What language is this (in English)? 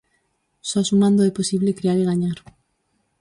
Galician